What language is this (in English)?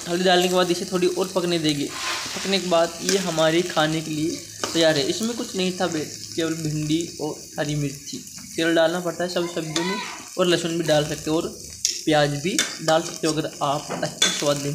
Hindi